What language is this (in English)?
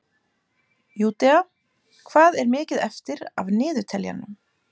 Icelandic